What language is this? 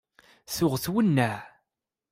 Kabyle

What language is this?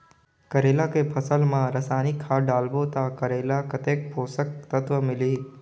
Chhattisgarhi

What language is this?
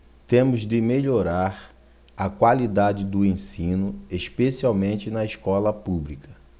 Portuguese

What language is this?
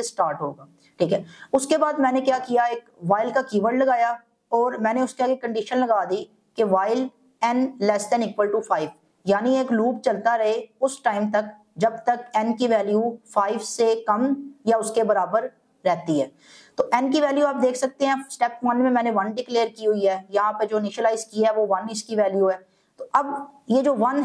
Hindi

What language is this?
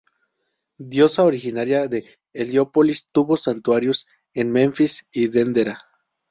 Spanish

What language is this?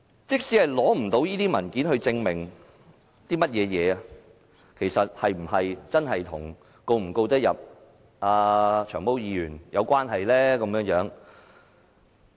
Cantonese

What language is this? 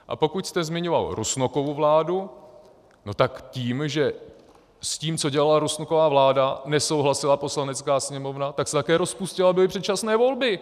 Czech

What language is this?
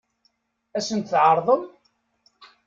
Kabyle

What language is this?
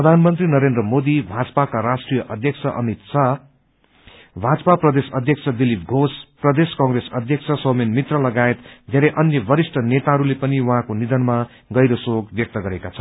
Nepali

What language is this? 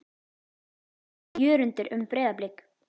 Icelandic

